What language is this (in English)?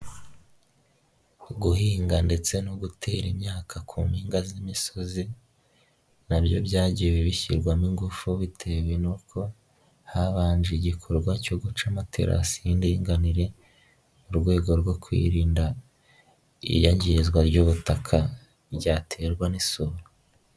Kinyarwanda